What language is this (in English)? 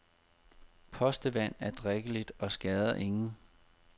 Danish